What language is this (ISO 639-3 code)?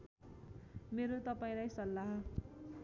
nep